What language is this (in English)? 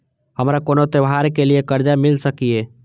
Maithili